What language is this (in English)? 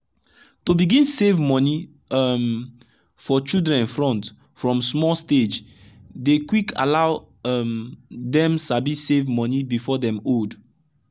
Nigerian Pidgin